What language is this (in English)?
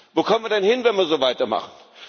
German